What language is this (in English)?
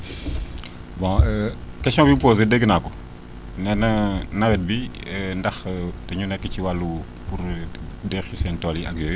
Wolof